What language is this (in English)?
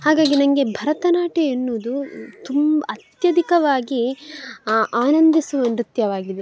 Kannada